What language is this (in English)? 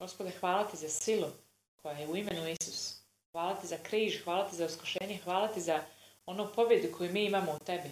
Croatian